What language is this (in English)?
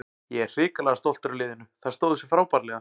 Icelandic